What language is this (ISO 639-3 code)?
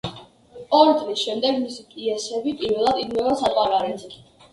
kat